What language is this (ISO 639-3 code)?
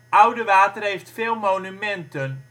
nld